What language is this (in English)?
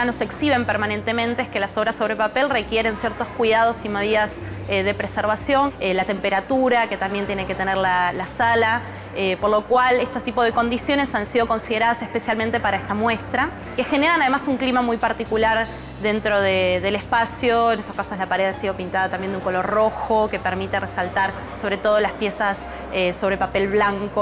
Spanish